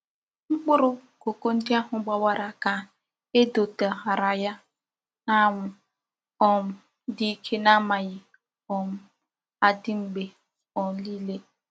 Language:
Igbo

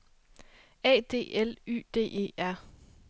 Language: Danish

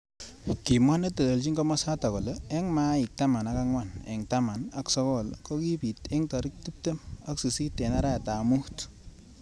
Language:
Kalenjin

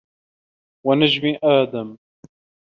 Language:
Arabic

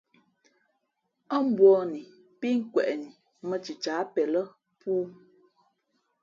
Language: Fe'fe'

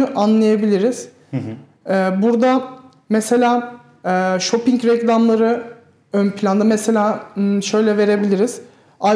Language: Turkish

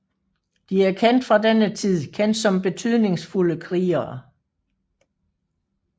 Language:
Danish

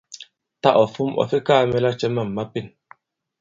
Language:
Bankon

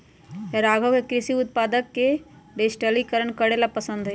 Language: Magahi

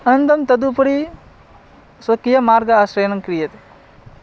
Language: Sanskrit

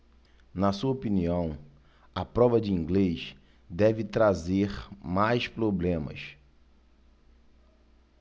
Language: Portuguese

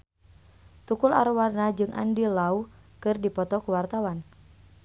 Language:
Sundanese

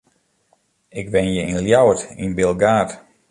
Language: Western Frisian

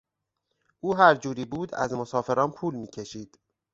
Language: Persian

